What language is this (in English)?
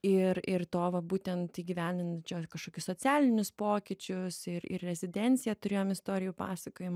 Lithuanian